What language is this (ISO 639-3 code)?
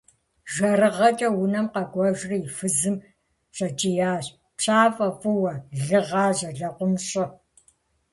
kbd